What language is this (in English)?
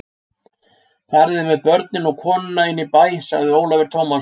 Icelandic